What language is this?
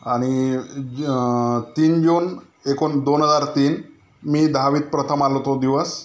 Marathi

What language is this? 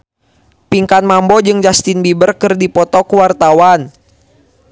Sundanese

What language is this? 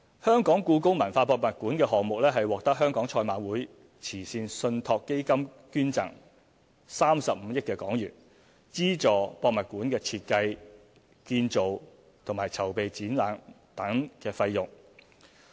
Cantonese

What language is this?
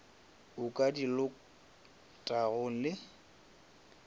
Northern Sotho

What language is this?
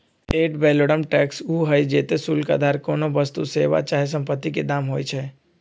Magahi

